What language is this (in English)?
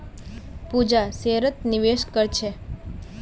Magahi